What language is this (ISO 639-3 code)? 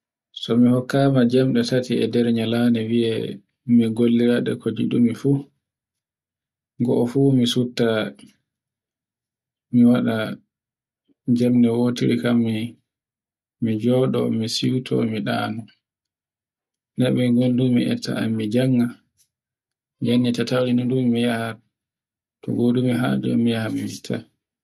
fue